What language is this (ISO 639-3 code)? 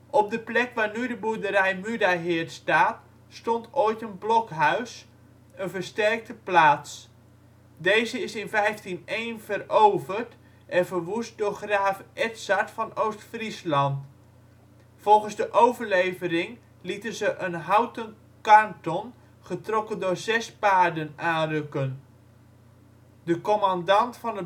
nld